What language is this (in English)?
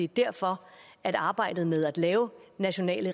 Danish